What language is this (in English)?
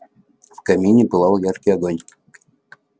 Russian